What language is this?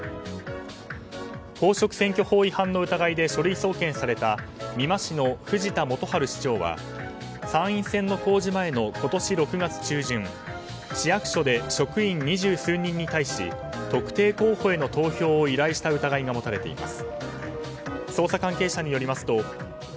Japanese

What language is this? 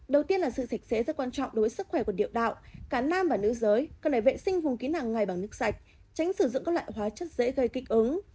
Vietnamese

